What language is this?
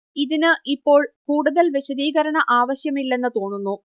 Malayalam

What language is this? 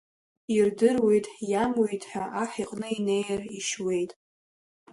Abkhazian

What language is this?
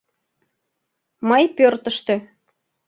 Mari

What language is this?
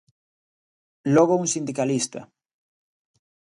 Galician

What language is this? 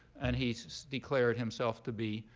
English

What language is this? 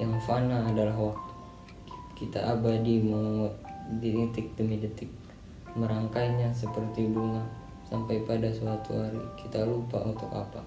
Indonesian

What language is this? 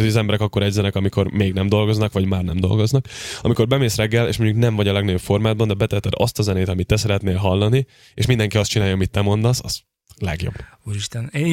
Hungarian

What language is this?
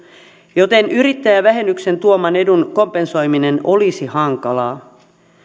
Finnish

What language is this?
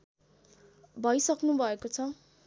Nepali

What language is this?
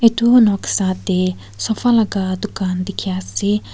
Naga Pidgin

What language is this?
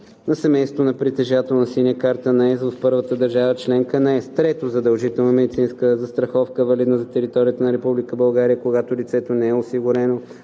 Bulgarian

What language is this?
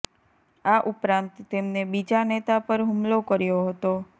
Gujarati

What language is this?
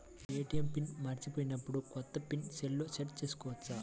Telugu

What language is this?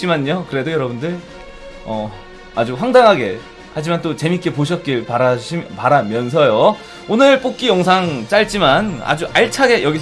Korean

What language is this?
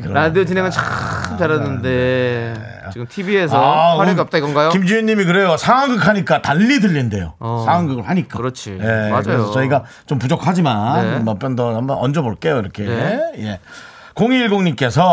Korean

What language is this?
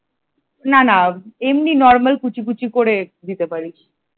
Bangla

